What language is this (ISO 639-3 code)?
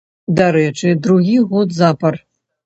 bel